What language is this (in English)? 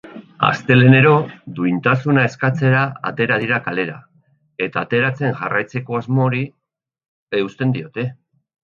Basque